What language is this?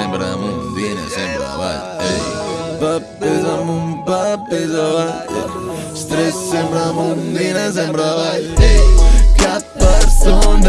Catalan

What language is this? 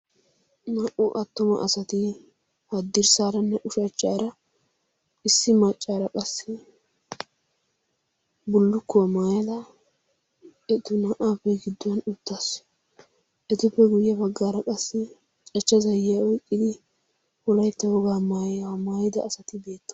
Wolaytta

